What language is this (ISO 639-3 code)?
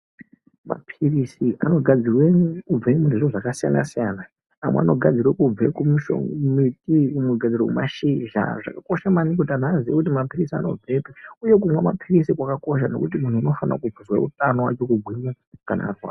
ndc